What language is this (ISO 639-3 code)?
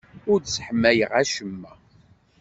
kab